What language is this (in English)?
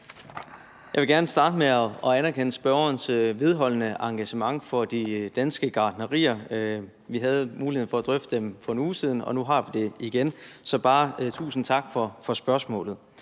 Danish